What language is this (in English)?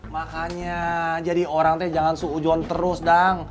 Indonesian